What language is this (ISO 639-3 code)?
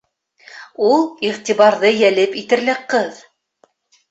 bak